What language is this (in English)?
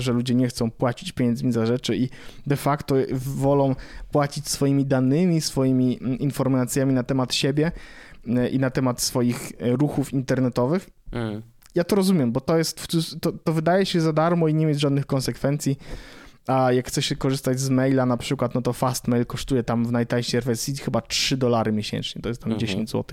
Polish